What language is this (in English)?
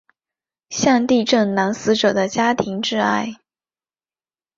Chinese